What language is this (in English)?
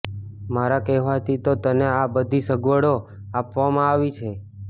Gujarati